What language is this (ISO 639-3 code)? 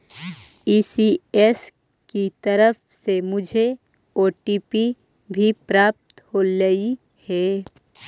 mag